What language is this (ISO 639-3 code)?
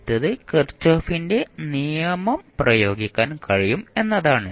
mal